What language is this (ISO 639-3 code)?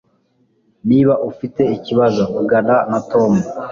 kin